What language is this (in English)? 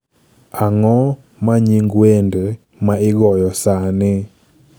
Luo (Kenya and Tanzania)